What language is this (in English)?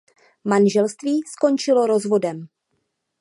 Czech